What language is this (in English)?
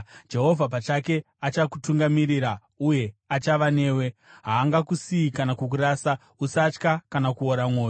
Shona